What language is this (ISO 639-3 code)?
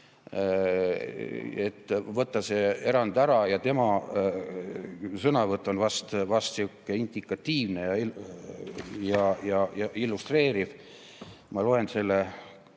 est